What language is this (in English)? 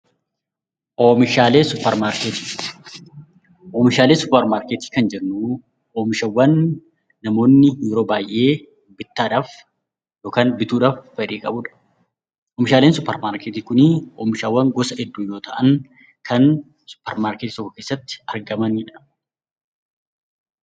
Oromo